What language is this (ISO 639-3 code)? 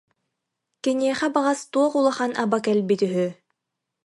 sah